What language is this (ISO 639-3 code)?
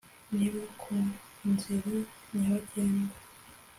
kin